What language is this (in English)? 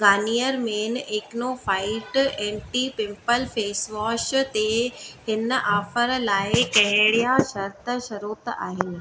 Sindhi